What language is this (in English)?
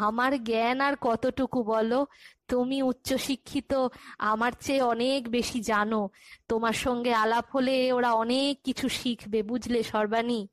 Bangla